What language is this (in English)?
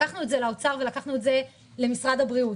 Hebrew